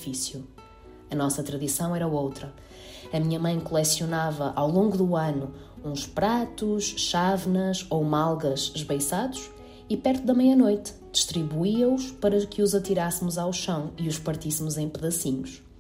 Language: Portuguese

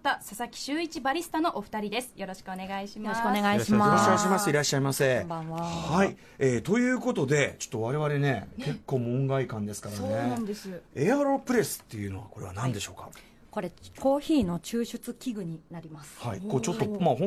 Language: Japanese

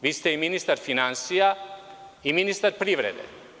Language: Serbian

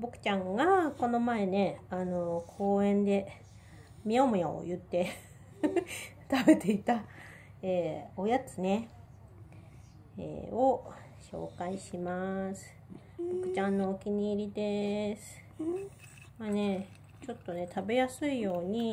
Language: Japanese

